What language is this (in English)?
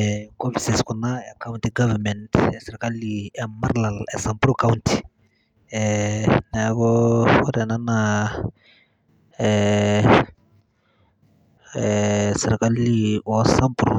Masai